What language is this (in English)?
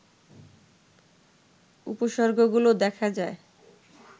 Bangla